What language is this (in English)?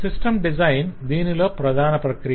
Telugu